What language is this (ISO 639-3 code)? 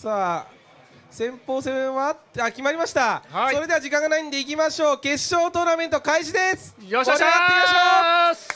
jpn